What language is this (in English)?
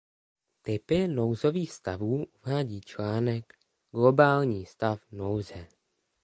Czech